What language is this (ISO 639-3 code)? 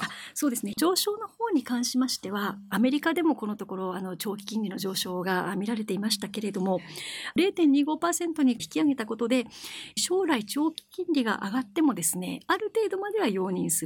jpn